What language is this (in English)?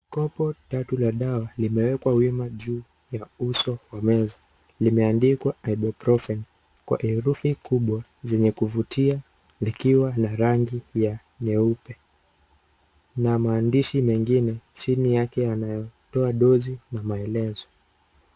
Swahili